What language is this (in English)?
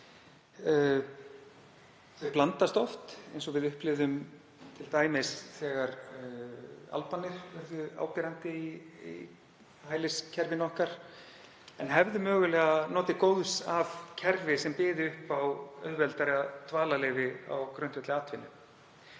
Icelandic